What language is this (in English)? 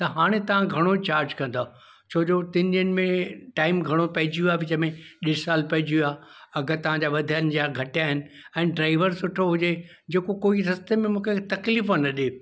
Sindhi